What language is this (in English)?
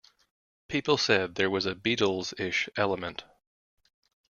English